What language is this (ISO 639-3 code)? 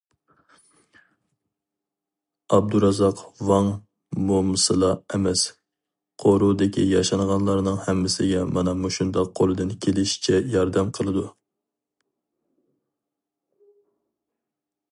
uig